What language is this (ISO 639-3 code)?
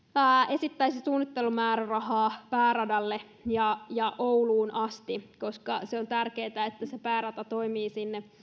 fin